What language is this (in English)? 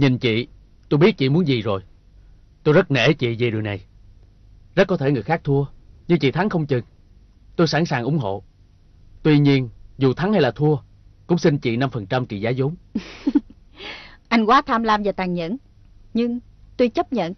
Vietnamese